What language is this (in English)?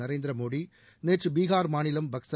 Tamil